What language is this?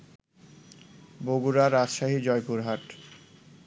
Bangla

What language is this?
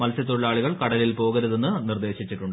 Malayalam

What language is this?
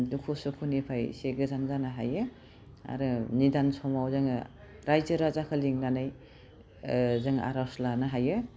Bodo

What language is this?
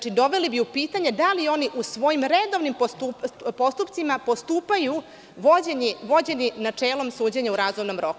Serbian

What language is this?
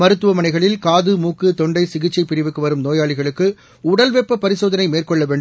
Tamil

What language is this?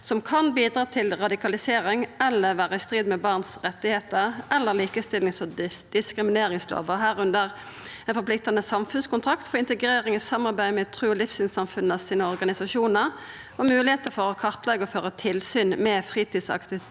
Norwegian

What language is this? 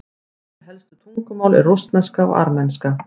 Icelandic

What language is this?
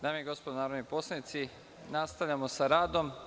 Serbian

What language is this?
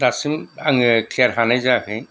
Bodo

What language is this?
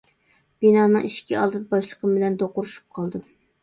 Uyghur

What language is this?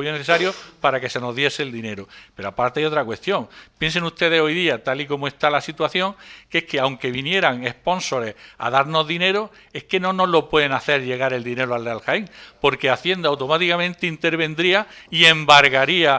Spanish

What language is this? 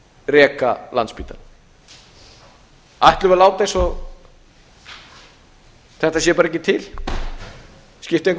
Icelandic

